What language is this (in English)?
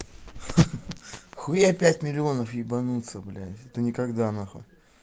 Russian